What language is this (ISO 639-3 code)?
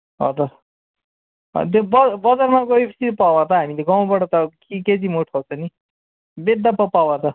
nep